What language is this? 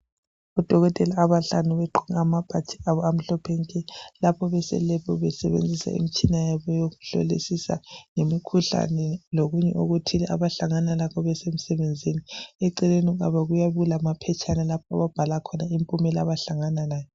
North Ndebele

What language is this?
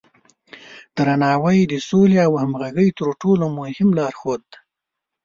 Pashto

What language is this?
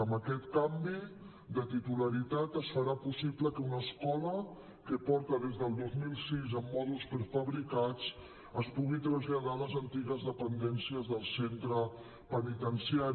Catalan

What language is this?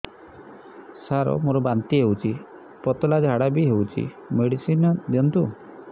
Odia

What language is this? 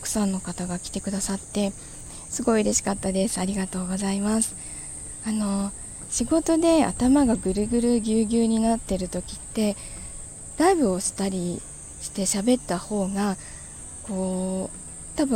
Japanese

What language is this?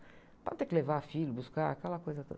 Portuguese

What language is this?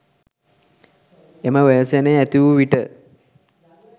Sinhala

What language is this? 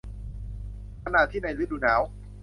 Thai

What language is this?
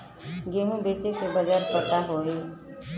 Bhojpuri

